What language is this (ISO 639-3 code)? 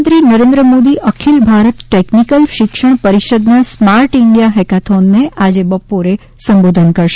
guj